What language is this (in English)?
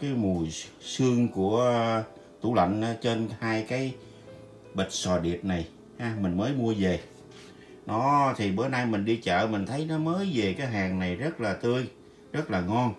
Vietnamese